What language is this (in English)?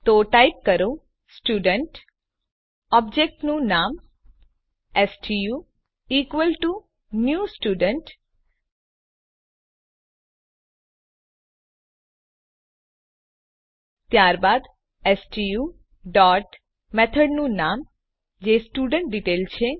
Gujarati